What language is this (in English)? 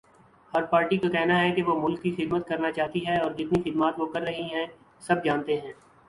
Urdu